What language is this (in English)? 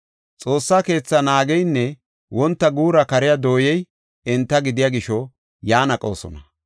Gofa